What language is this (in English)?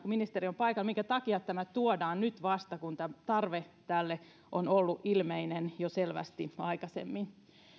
Finnish